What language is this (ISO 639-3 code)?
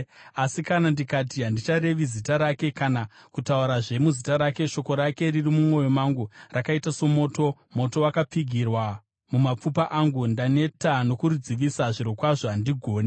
sna